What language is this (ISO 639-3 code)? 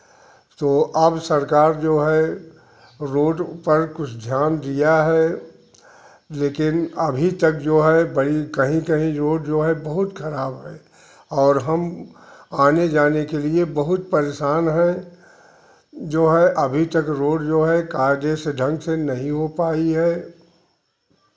hin